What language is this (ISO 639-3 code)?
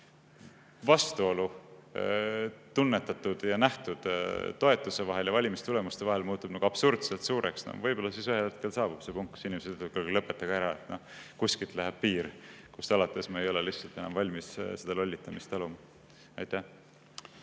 est